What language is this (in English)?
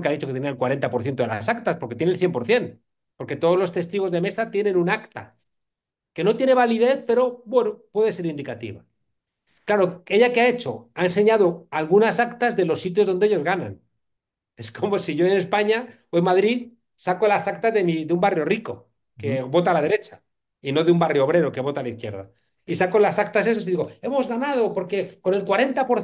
Spanish